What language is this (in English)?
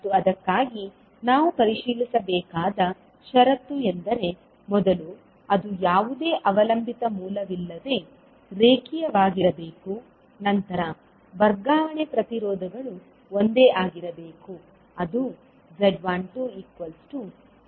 Kannada